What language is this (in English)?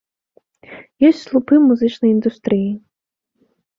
Belarusian